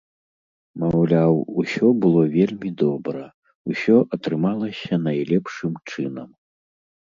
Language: Belarusian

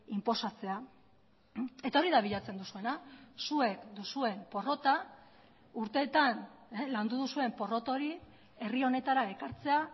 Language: Basque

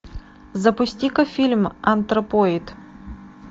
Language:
Russian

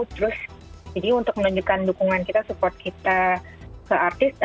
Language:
Indonesian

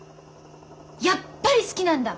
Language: Japanese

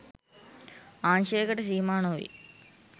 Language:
Sinhala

